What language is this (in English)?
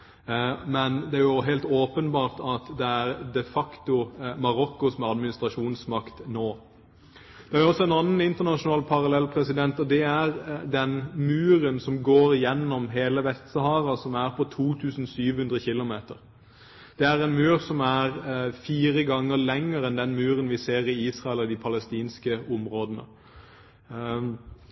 Norwegian Bokmål